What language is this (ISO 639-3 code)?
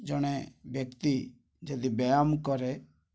ori